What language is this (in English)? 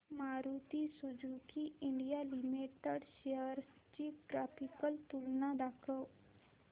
Marathi